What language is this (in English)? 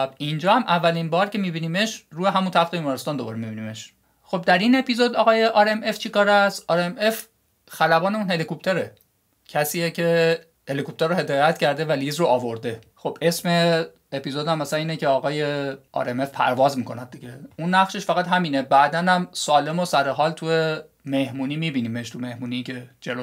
Persian